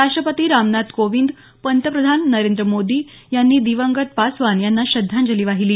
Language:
Marathi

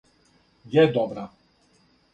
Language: Serbian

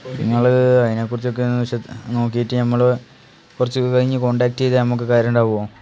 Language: Malayalam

